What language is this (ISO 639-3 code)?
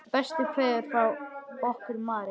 isl